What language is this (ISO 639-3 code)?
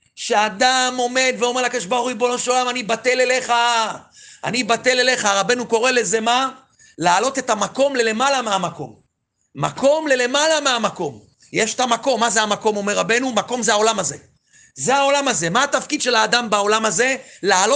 heb